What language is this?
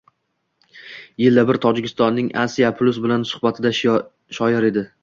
Uzbek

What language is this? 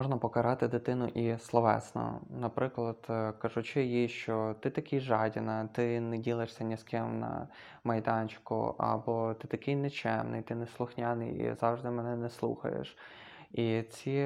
Ukrainian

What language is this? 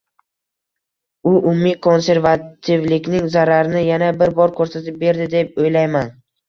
Uzbek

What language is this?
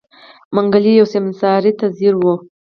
Pashto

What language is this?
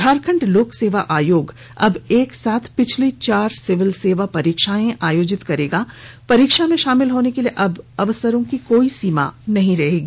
Hindi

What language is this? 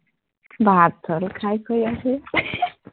Assamese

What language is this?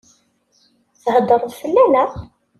Kabyle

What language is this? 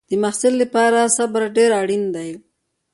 Pashto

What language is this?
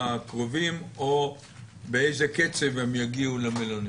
Hebrew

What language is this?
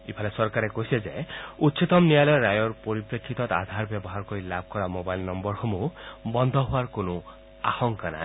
Assamese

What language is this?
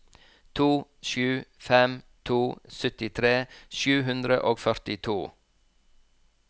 Norwegian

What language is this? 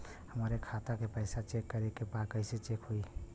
Bhojpuri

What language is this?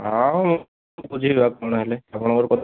Odia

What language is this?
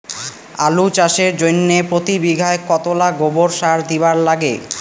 Bangla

